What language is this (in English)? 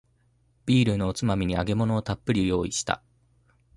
Japanese